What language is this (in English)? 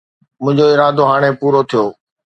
Sindhi